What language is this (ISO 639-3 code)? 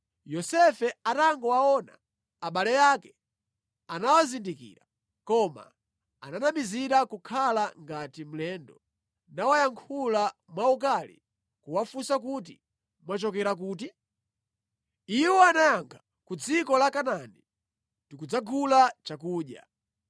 nya